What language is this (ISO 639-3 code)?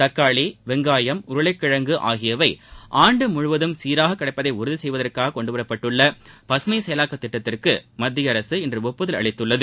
tam